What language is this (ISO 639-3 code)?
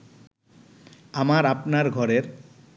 ben